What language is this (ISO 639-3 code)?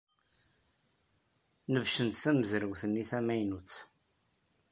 kab